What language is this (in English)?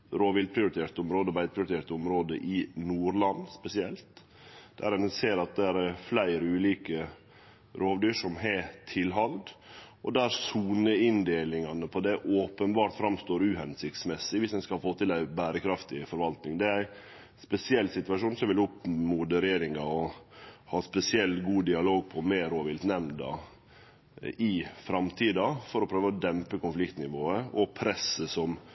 Norwegian Nynorsk